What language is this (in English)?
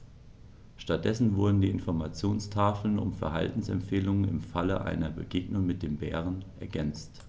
German